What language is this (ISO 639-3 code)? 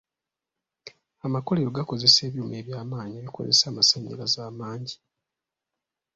lug